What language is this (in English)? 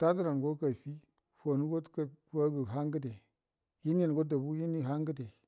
Buduma